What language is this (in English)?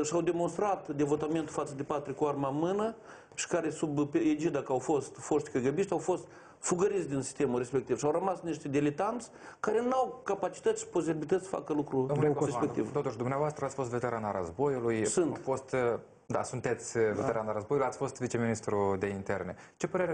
Romanian